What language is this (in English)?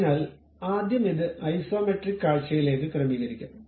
Malayalam